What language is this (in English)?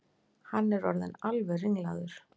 Icelandic